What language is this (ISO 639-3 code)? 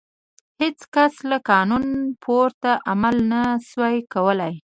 pus